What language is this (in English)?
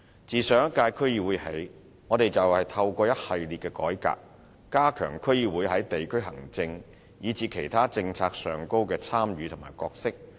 Cantonese